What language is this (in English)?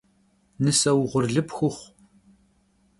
Kabardian